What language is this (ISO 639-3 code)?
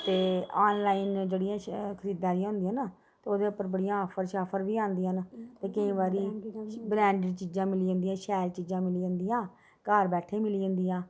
doi